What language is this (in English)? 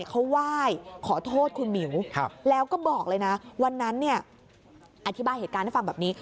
Thai